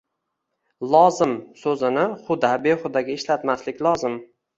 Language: Uzbek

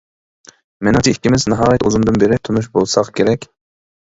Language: Uyghur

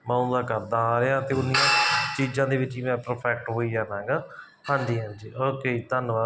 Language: Punjabi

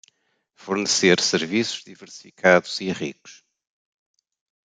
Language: Portuguese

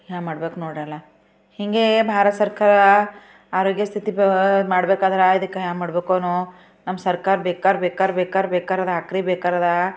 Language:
Kannada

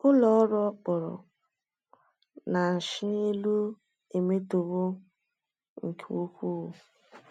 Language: Igbo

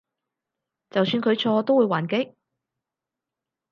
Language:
Cantonese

